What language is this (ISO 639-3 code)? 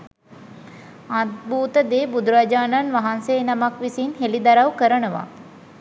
sin